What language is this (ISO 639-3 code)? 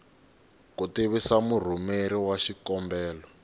tso